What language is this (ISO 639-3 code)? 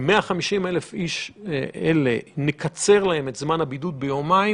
heb